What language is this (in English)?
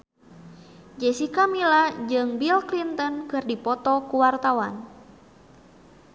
Sundanese